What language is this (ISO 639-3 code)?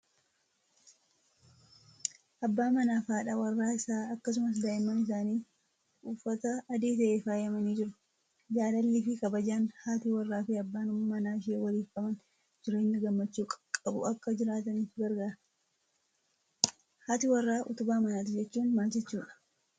orm